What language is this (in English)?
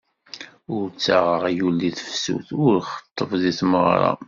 Kabyle